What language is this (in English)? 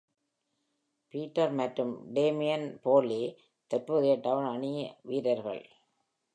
Tamil